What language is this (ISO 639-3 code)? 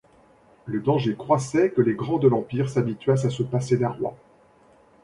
fra